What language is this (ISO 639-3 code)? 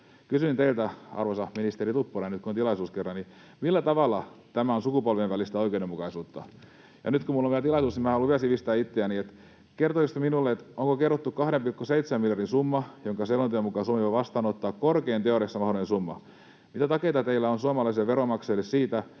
fin